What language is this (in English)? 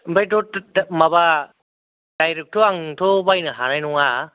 Bodo